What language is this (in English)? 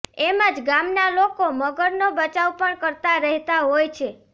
Gujarati